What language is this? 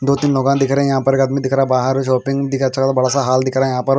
Hindi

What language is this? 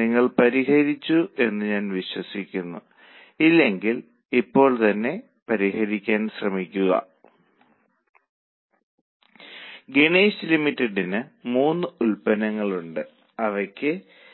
Malayalam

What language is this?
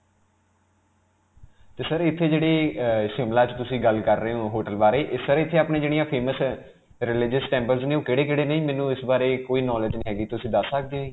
Punjabi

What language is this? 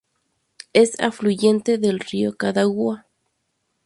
Spanish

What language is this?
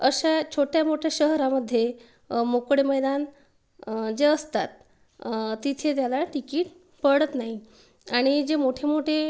Marathi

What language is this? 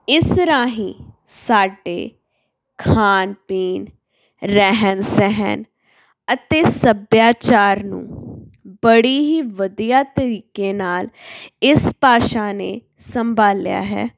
Punjabi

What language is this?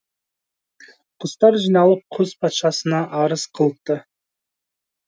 Kazakh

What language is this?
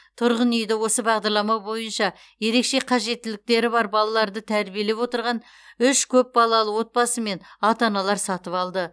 Kazakh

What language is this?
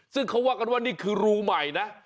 Thai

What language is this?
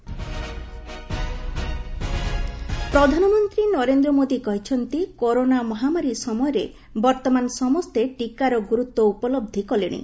Odia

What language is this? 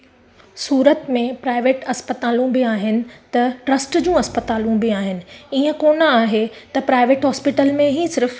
Sindhi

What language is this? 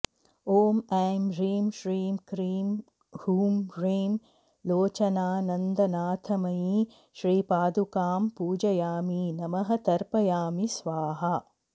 Sanskrit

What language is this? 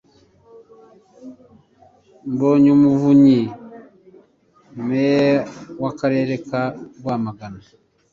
Kinyarwanda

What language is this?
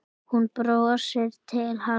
Icelandic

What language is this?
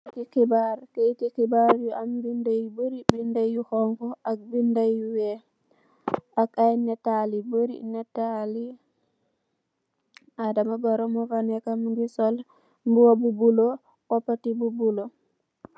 Wolof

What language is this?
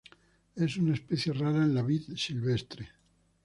Spanish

